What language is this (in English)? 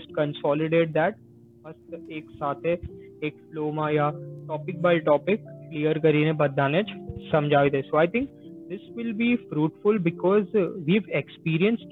Gujarati